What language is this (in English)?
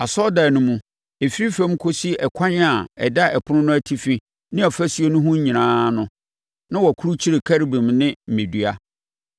Akan